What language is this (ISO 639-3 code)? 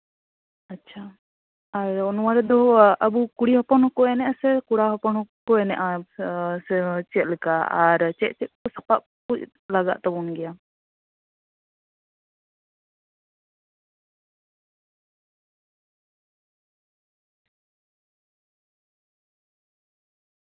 sat